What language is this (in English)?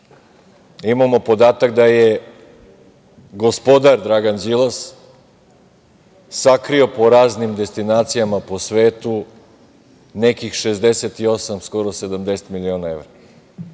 Serbian